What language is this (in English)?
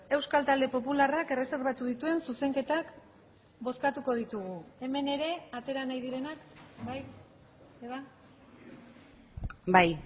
Basque